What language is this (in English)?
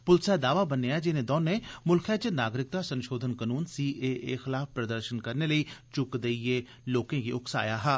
Dogri